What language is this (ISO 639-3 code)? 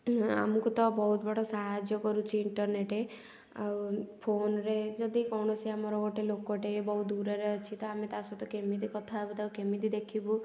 ori